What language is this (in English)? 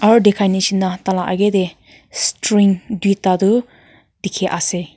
Naga Pidgin